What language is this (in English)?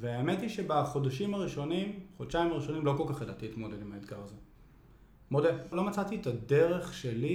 Hebrew